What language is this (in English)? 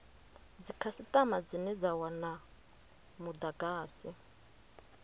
Venda